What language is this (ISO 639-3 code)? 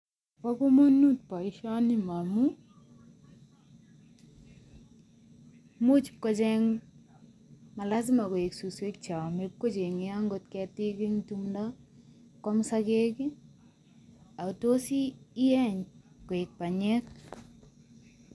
kln